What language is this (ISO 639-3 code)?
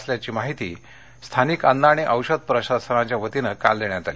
mar